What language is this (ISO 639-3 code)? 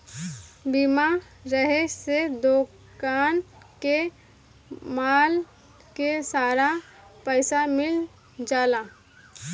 bho